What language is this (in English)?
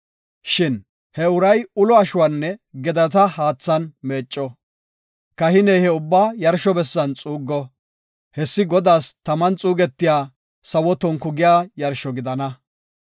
Gofa